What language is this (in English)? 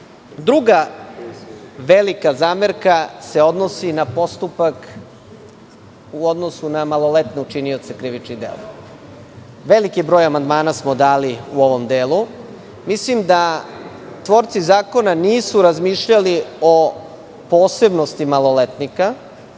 Serbian